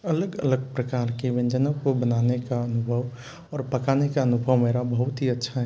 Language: Hindi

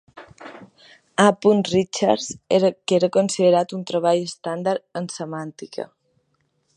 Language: Catalan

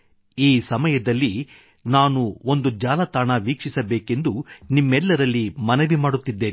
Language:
Kannada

